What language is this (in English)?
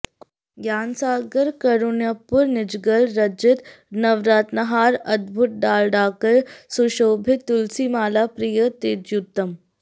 Sanskrit